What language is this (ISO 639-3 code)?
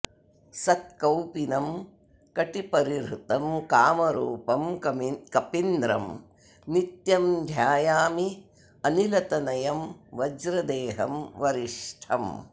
san